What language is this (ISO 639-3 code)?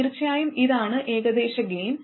mal